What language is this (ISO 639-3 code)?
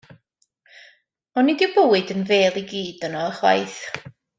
cym